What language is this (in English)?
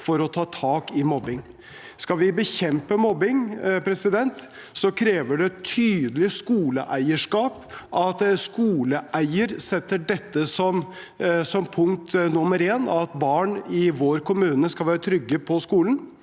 Norwegian